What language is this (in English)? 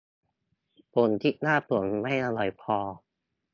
Thai